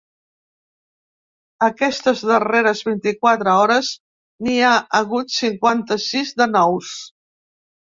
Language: Catalan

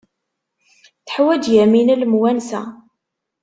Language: Kabyle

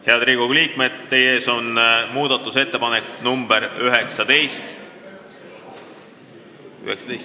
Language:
Estonian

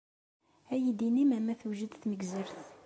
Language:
Kabyle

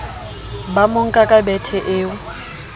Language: Southern Sotho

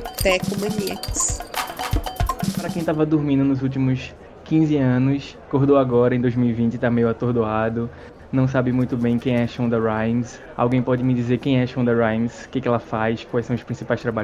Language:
Portuguese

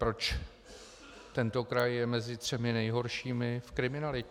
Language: Czech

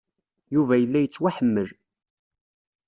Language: Kabyle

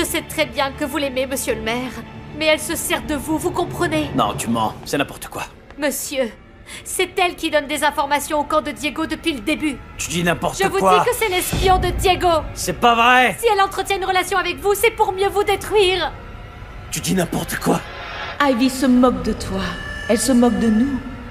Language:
French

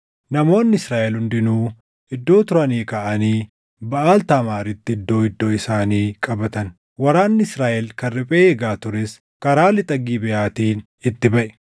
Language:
Oromo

